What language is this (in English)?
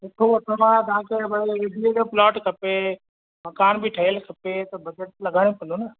Sindhi